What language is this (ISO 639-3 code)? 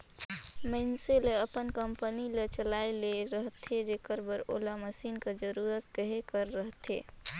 hne